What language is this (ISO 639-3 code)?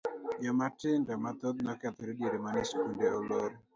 luo